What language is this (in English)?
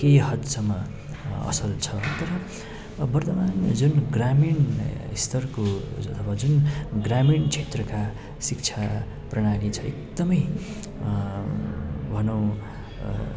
Nepali